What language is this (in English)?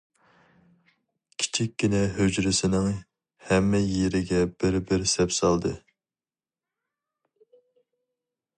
Uyghur